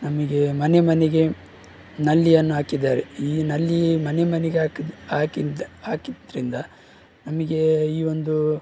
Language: Kannada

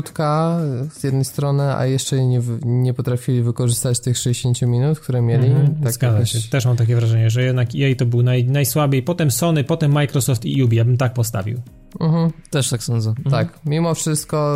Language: Polish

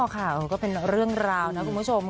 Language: Thai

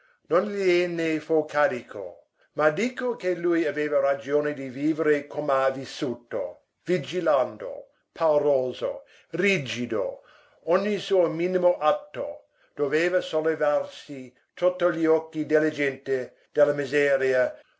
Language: Italian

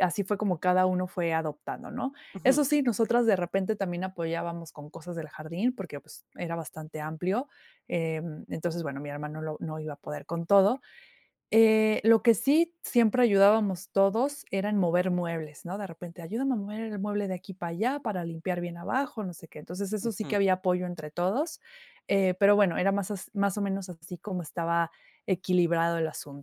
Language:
Spanish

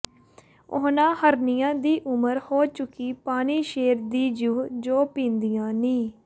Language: Punjabi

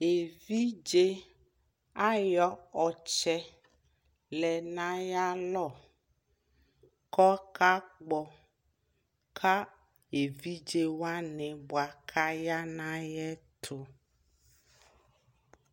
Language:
Ikposo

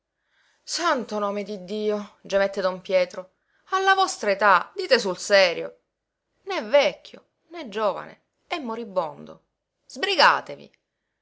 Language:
Italian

